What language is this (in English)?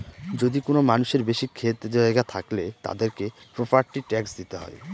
Bangla